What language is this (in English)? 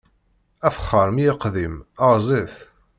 Kabyle